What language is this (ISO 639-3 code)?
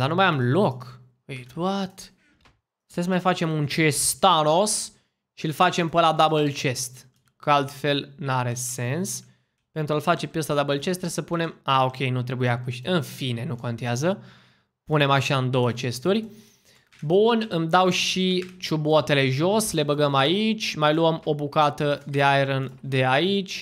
ron